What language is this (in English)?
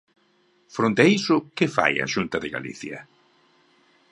Galician